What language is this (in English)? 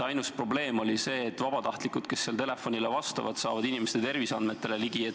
Estonian